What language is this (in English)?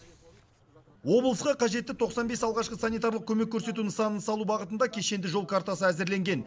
Kazakh